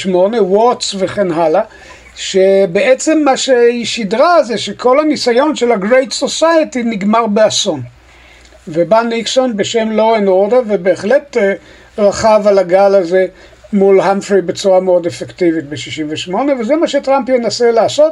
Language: Hebrew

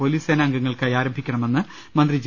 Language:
Malayalam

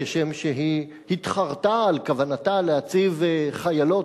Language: Hebrew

